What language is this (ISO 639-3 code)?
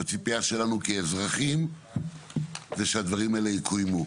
heb